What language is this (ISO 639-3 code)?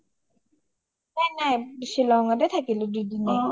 asm